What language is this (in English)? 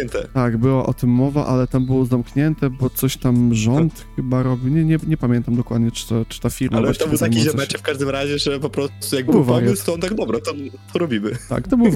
Polish